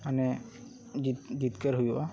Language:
Santali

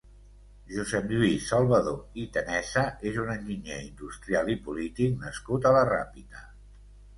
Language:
Catalan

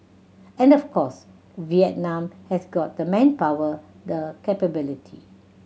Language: English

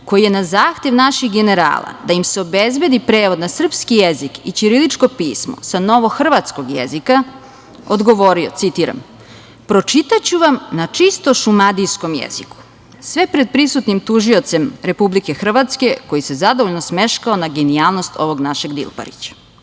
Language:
Serbian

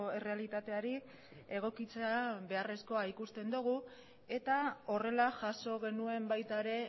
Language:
Basque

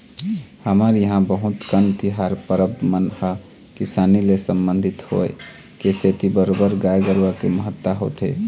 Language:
Chhattisgarhi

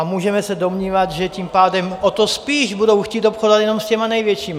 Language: Czech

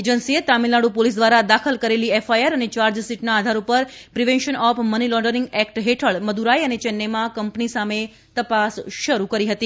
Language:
Gujarati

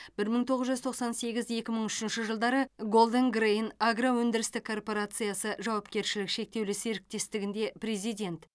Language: Kazakh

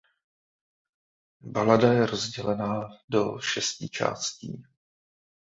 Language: Czech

